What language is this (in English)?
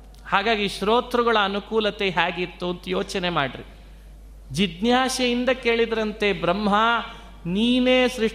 Kannada